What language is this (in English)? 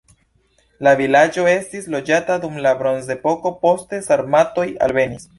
Esperanto